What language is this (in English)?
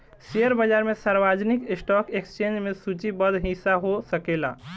Bhojpuri